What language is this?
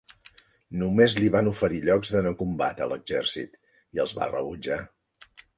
Catalan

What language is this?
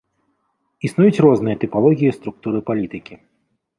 Belarusian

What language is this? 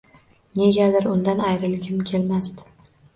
Uzbek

